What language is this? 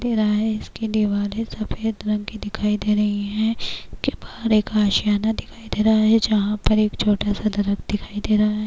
Urdu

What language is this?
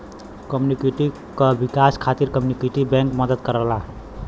Bhojpuri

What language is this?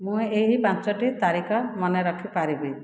Odia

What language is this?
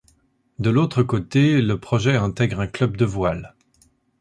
French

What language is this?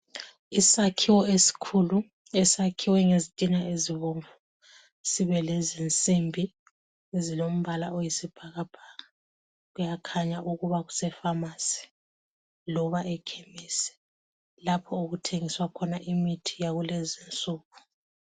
North Ndebele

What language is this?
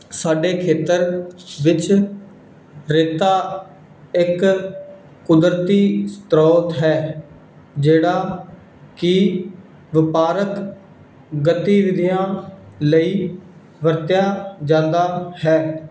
Punjabi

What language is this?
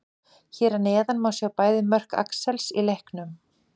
Icelandic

